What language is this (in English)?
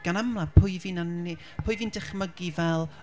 Welsh